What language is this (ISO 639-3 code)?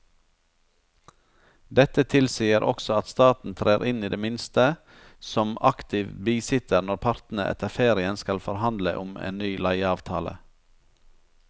nor